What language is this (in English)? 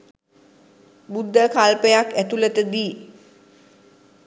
Sinhala